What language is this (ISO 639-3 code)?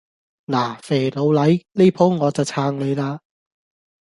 yue